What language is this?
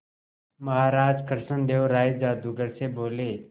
Hindi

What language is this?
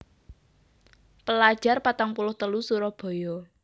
Javanese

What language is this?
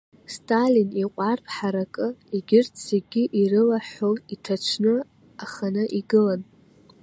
Abkhazian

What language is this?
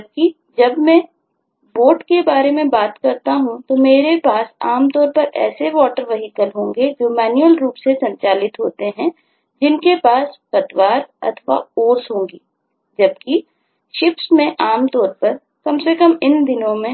Hindi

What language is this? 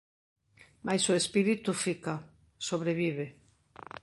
Galician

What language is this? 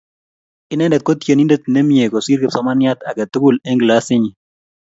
Kalenjin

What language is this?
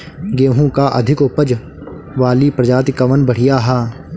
Bhojpuri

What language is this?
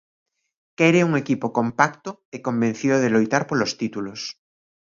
Galician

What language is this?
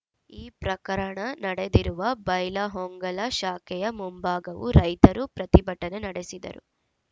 Kannada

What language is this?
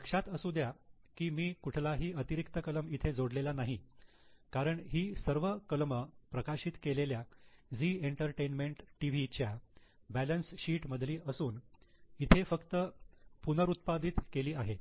Marathi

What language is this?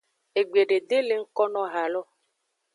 Aja (Benin)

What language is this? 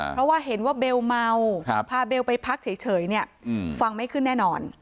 Thai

